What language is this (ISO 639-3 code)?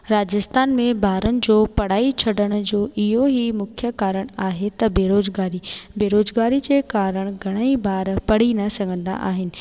snd